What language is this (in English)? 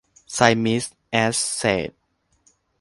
Thai